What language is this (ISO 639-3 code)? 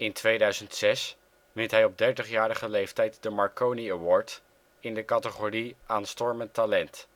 nld